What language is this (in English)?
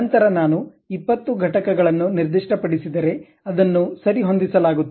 Kannada